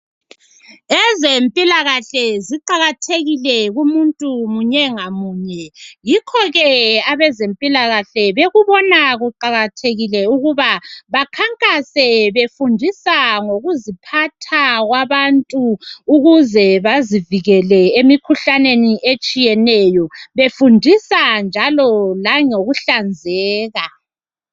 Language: North Ndebele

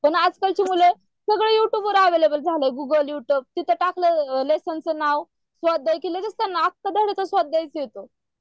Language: Marathi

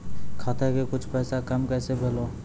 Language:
Maithili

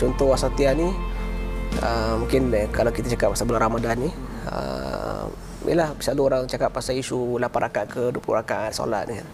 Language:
Malay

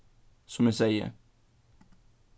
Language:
Faroese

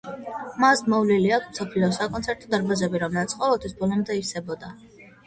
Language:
Georgian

